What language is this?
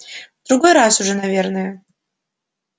Russian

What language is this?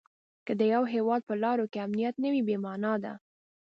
Pashto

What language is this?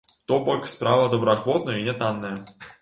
Belarusian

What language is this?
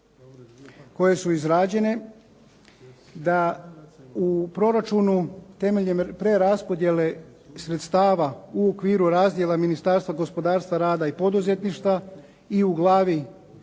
Croatian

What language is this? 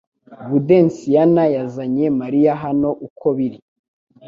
Kinyarwanda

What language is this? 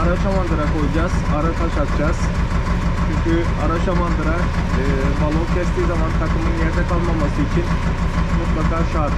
Turkish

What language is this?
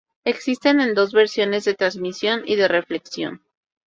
Spanish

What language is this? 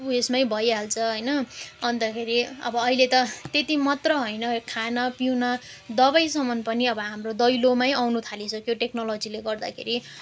Nepali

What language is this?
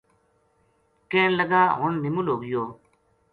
Gujari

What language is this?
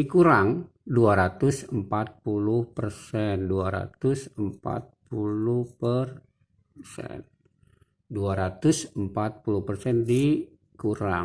Indonesian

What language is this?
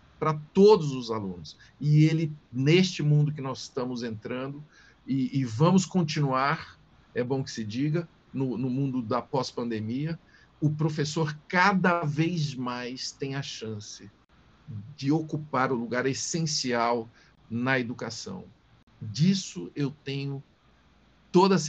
Portuguese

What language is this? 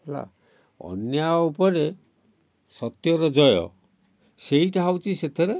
Odia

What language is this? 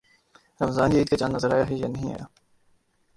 Urdu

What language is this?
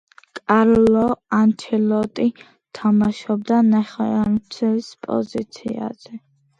Georgian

